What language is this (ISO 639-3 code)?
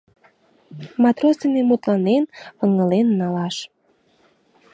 chm